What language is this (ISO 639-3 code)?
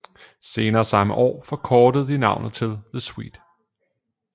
dan